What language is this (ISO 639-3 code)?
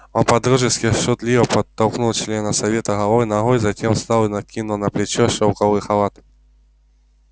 rus